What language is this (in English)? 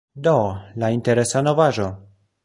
Esperanto